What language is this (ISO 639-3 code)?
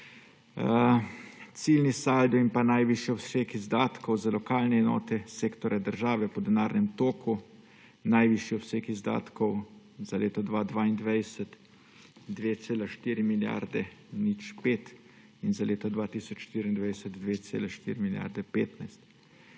slv